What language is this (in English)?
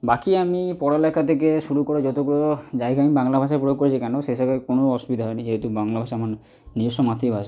Bangla